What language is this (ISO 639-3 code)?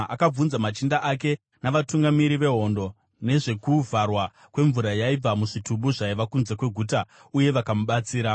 sna